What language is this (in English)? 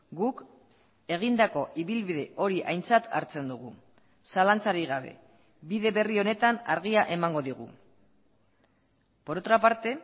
Basque